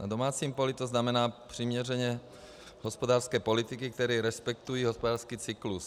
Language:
Czech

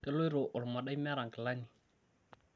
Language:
Masai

